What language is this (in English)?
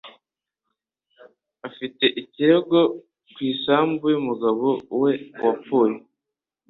Kinyarwanda